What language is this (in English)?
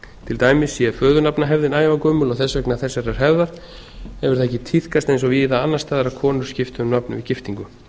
Icelandic